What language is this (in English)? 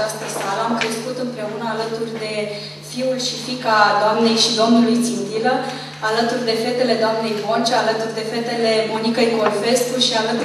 Romanian